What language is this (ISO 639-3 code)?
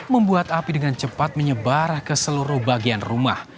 ind